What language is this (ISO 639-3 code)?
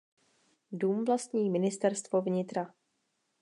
ces